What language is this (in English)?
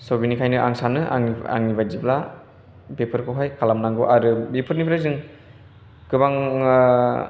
Bodo